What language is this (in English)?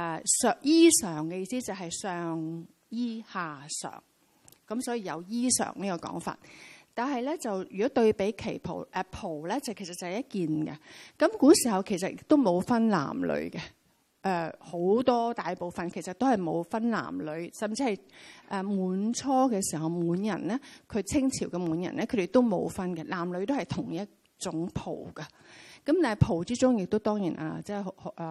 Chinese